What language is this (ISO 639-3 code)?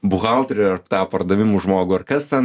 lit